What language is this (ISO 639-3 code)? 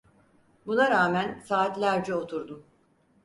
tur